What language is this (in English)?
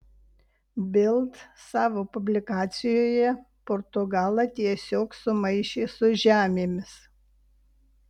Lithuanian